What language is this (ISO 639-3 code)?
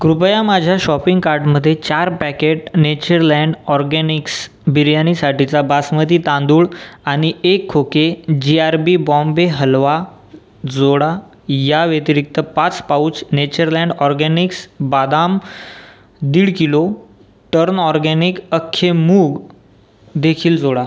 mar